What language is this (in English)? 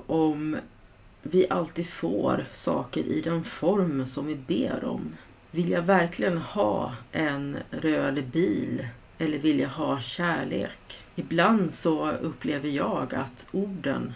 Swedish